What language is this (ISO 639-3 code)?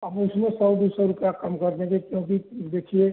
hin